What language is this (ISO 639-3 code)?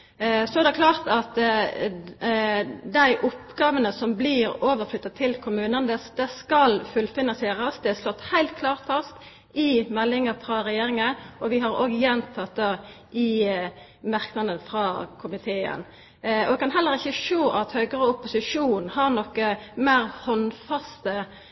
nno